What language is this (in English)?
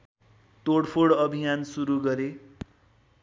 Nepali